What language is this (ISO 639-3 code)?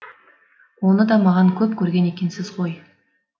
kaz